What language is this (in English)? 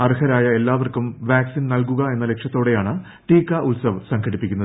Malayalam